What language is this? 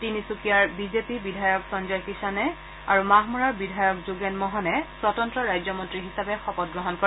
Assamese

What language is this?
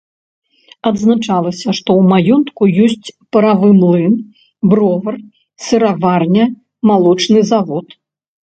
Belarusian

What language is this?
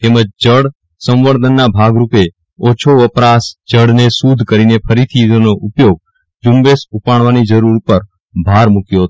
Gujarati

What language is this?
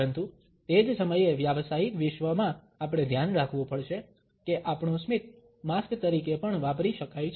Gujarati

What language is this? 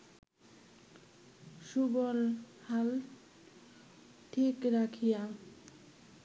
Bangla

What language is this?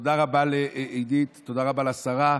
Hebrew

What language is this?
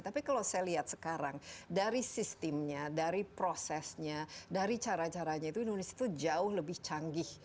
Indonesian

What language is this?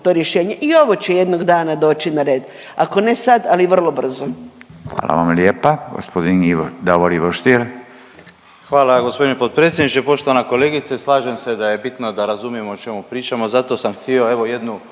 Croatian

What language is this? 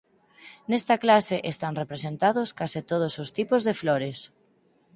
Galician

